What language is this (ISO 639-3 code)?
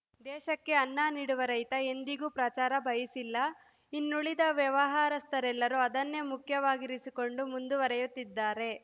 kan